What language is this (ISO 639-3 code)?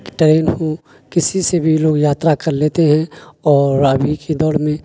urd